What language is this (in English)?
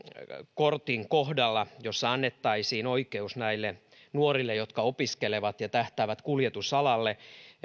Finnish